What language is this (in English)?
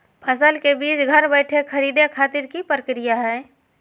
Magahi